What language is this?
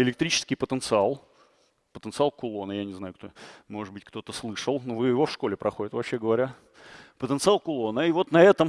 Russian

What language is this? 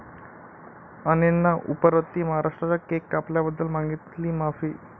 Marathi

